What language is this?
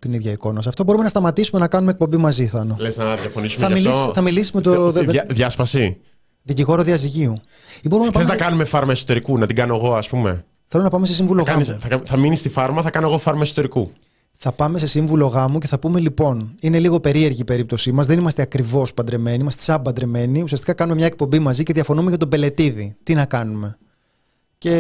Greek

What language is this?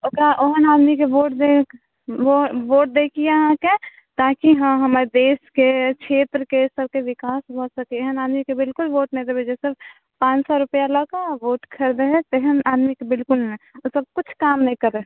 Maithili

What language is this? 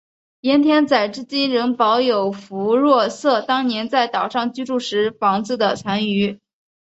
Chinese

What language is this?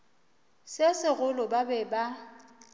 Northern Sotho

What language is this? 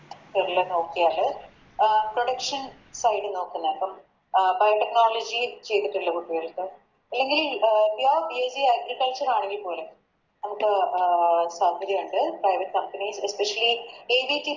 Malayalam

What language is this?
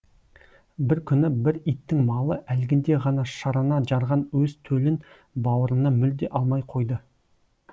Kazakh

